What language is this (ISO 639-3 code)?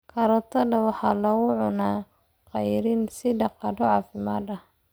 som